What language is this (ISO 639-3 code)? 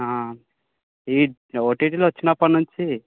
tel